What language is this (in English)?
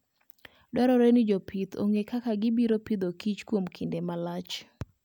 Luo (Kenya and Tanzania)